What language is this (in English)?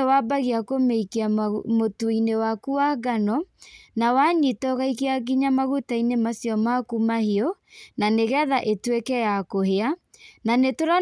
Kikuyu